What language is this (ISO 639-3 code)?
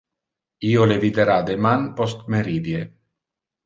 ina